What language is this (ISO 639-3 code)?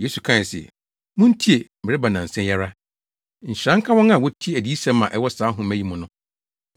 aka